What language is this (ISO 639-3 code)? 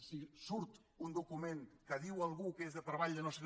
cat